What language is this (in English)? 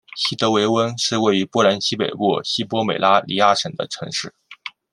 Chinese